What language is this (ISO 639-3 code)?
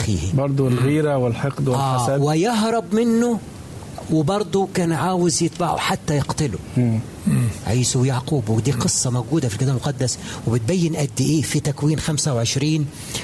ara